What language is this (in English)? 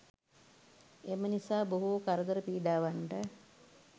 Sinhala